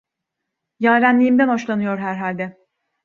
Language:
Turkish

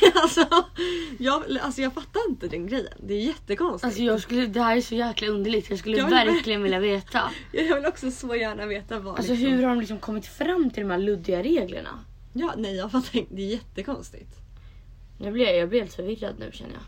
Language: Swedish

